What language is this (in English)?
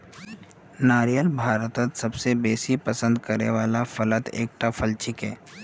Magahi